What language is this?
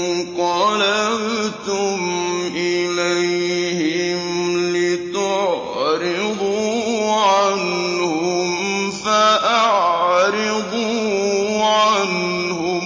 Arabic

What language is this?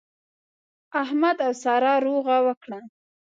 Pashto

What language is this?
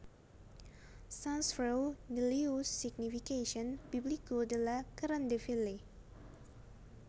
Javanese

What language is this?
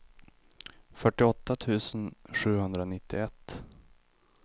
Swedish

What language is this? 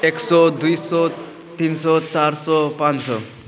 Nepali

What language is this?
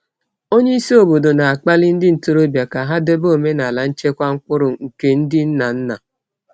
Igbo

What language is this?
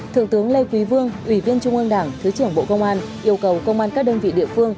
Vietnamese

